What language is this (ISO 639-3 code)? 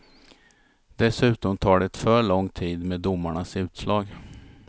swe